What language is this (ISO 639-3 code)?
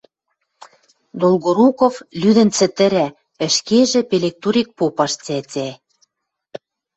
mrj